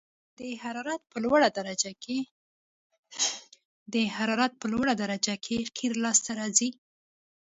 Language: Pashto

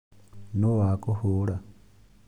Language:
Kikuyu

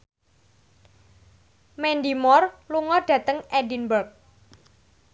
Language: Javanese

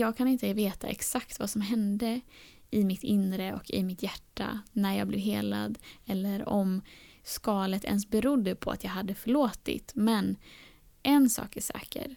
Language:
Swedish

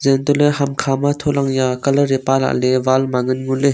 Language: Wancho Naga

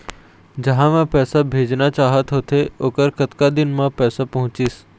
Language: Chhattisgarhi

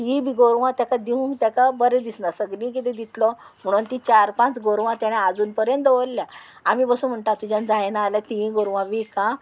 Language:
Konkani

